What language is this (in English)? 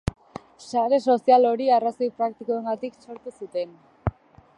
Basque